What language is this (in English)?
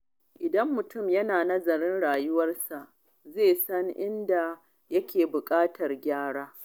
Hausa